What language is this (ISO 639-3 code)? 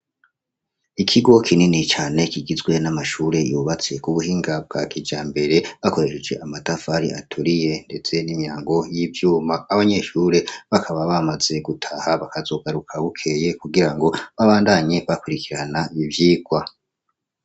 run